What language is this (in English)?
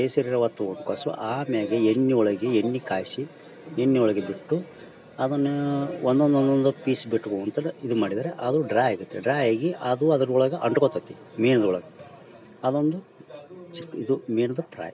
Kannada